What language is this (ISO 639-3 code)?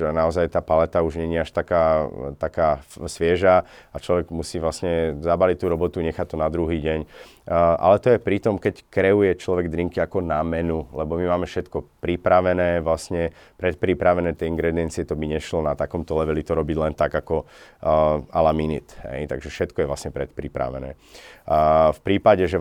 slk